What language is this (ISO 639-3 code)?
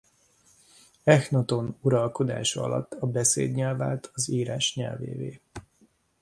hun